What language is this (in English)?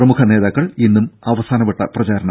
Malayalam